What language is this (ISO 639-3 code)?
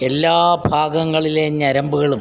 mal